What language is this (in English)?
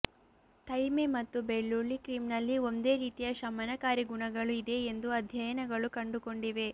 Kannada